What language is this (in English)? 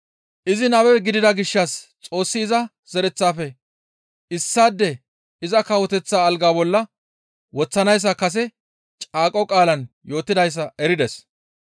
Gamo